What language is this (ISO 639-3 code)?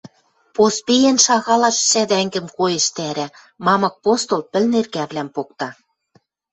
mrj